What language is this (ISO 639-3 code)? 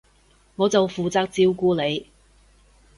yue